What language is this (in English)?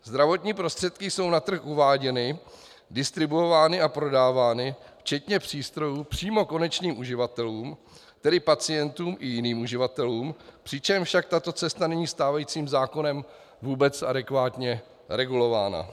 Czech